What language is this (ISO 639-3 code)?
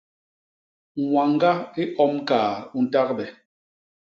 bas